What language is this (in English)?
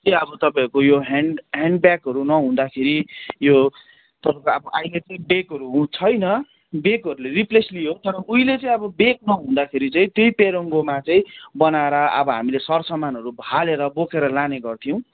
Nepali